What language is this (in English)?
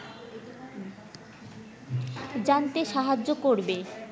Bangla